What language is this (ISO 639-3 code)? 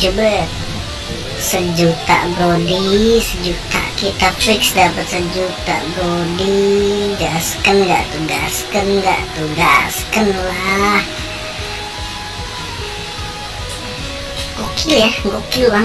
ind